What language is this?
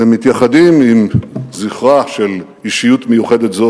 Hebrew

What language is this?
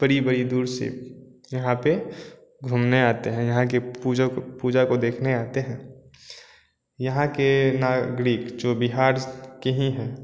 Hindi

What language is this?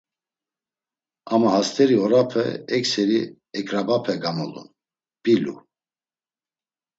Laz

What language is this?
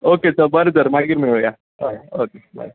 Konkani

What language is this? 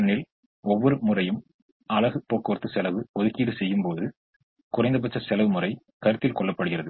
Tamil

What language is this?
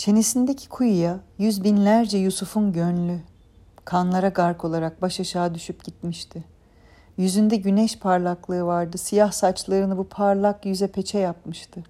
Turkish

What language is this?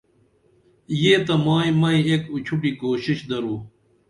Dameli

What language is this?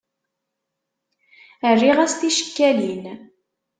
Kabyle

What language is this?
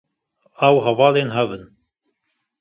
Kurdish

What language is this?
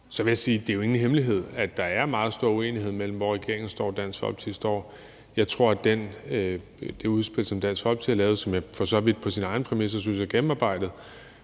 Danish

